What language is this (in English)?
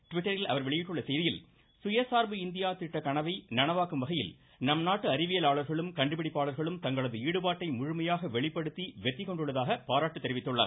Tamil